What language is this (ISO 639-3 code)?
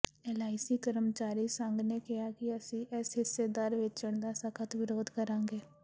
pan